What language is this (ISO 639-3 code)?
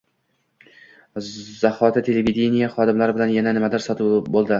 uzb